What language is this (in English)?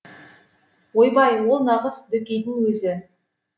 Kazakh